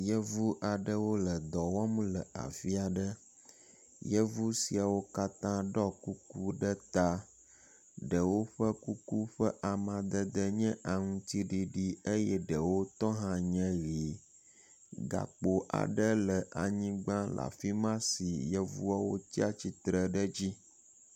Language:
Ewe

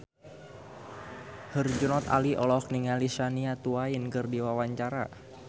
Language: Sundanese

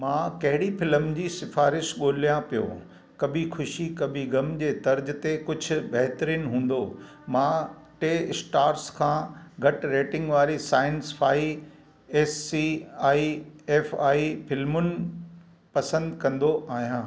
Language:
Sindhi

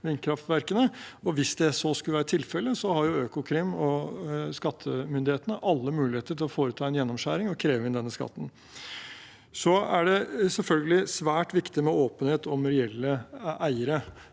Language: Norwegian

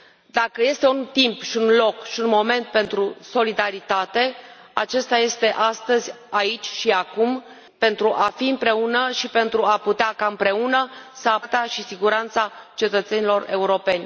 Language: Romanian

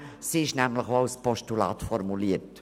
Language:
Swiss German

